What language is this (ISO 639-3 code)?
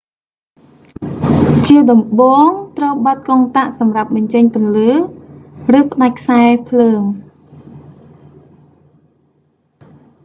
khm